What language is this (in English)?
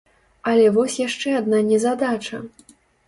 Belarusian